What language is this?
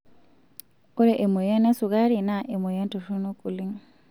Masai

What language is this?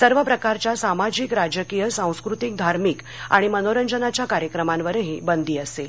Marathi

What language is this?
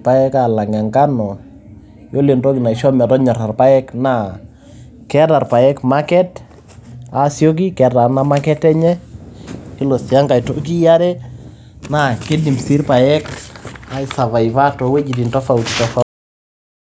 Masai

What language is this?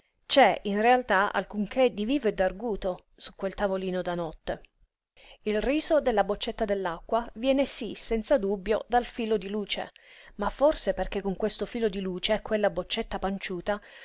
Italian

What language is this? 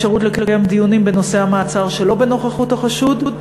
Hebrew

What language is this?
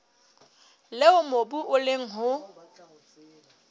Southern Sotho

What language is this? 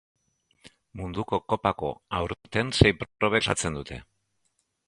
Basque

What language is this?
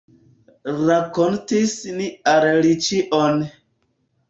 Esperanto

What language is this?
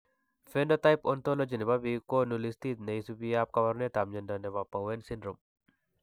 Kalenjin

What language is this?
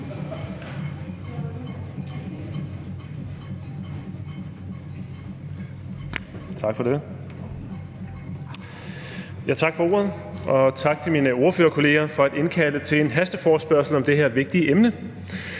Danish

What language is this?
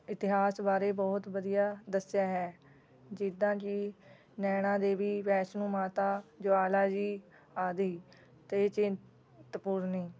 Punjabi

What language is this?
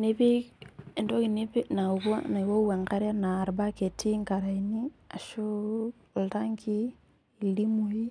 Masai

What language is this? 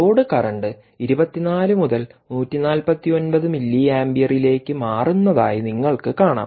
Malayalam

